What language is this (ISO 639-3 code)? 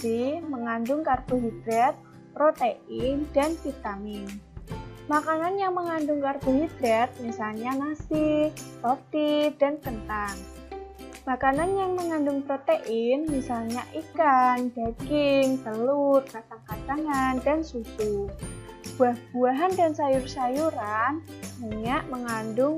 ind